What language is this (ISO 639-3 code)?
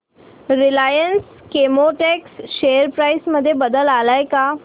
mar